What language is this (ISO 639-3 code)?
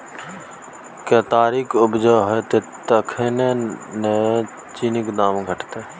mai